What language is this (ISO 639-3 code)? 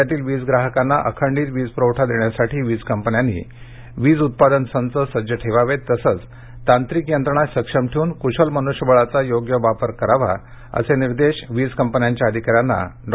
mar